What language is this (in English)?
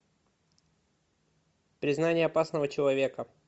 Russian